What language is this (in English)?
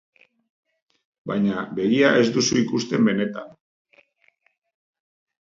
Basque